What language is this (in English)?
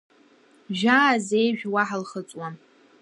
Abkhazian